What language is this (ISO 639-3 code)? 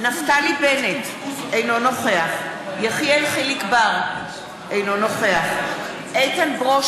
heb